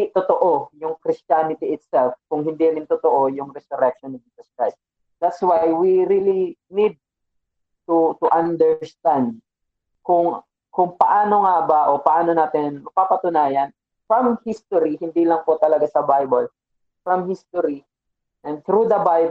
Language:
Filipino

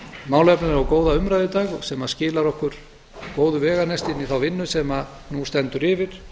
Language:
Icelandic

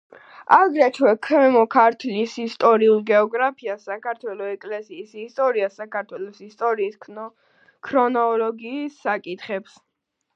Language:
Georgian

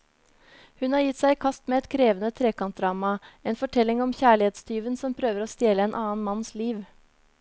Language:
Norwegian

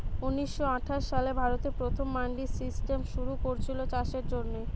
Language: Bangla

